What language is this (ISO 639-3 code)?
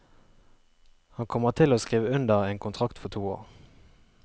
nor